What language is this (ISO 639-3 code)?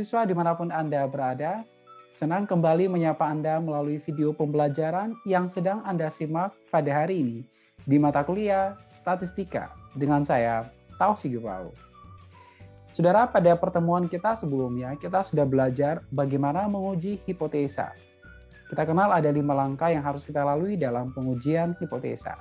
ind